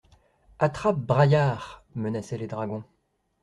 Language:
French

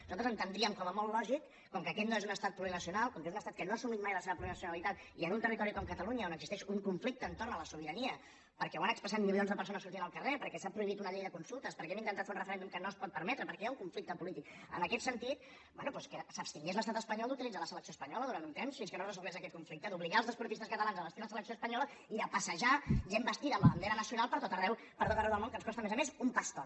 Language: Catalan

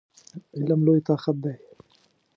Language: Pashto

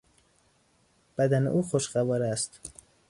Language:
Persian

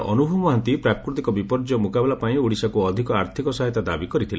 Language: Odia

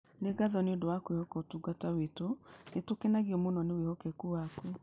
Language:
Kikuyu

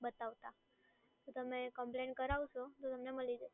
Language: Gujarati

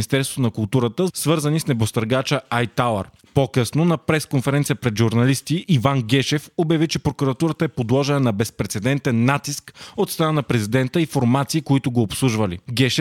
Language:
Bulgarian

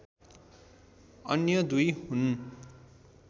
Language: Nepali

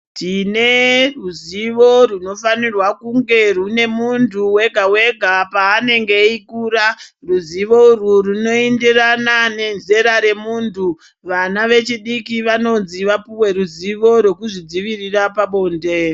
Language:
Ndau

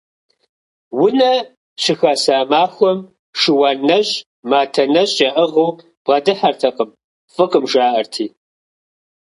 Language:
Kabardian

